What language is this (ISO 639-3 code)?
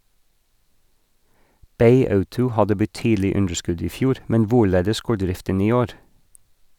nor